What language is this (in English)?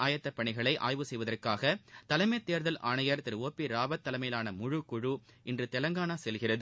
Tamil